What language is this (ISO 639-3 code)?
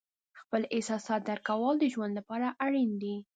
pus